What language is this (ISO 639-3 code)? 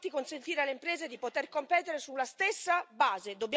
ita